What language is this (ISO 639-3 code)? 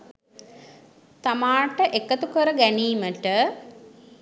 sin